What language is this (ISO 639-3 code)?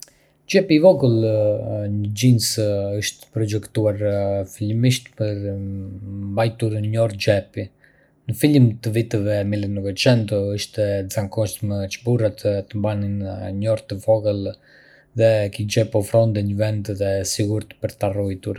aae